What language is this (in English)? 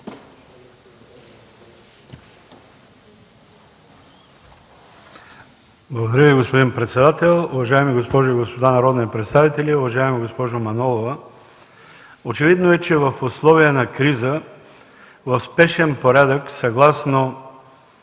Bulgarian